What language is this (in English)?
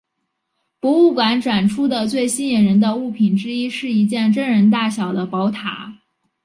Chinese